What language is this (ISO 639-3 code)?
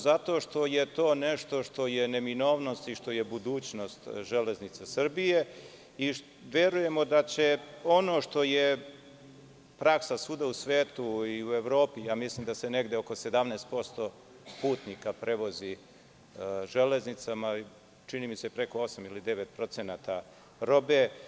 srp